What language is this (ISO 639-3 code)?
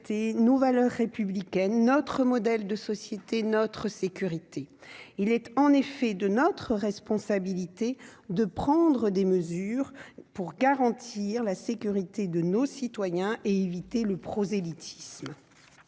fra